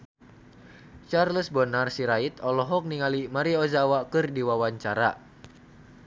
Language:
Sundanese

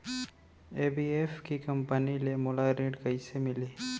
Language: Chhattisgarhi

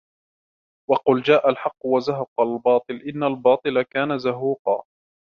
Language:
Arabic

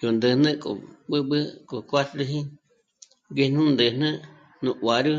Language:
Michoacán Mazahua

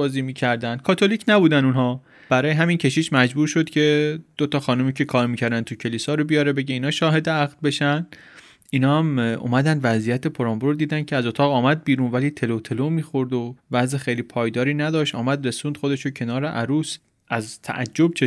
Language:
Persian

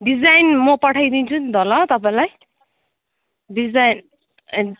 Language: Nepali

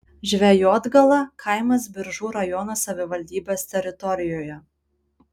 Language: Lithuanian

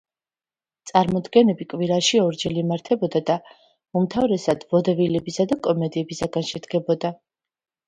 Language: Georgian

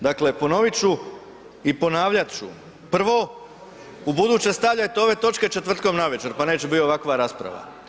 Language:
Croatian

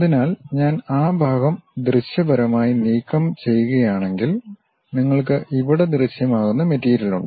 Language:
Malayalam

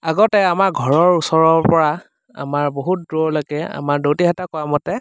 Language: Assamese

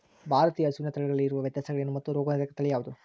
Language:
Kannada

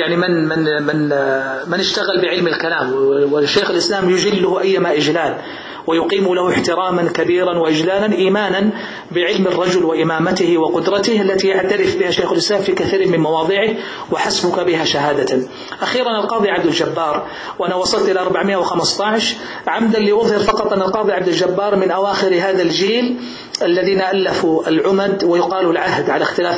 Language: Arabic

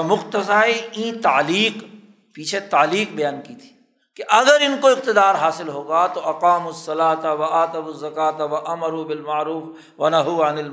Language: Urdu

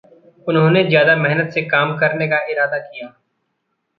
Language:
Hindi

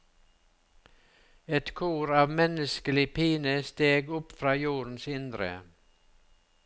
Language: Norwegian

